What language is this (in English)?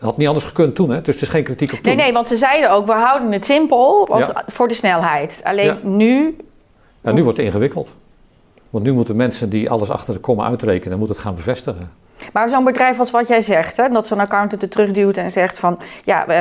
Dutch